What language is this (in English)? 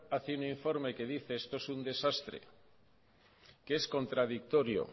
Spanish